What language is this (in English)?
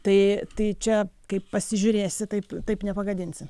Lithuanian